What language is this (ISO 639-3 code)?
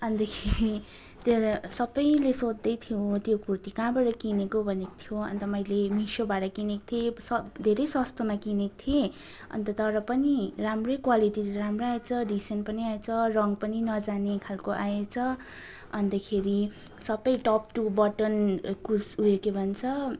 nep